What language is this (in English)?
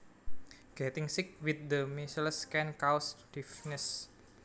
Javanese